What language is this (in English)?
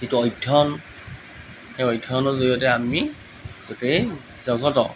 Assamese